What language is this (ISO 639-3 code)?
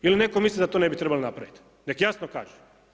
hrv